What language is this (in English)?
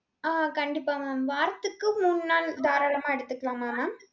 Tamil